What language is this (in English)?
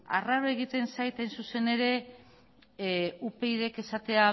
Basque